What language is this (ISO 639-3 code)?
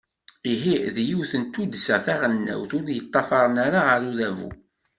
kab